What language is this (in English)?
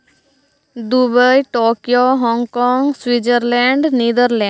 Santali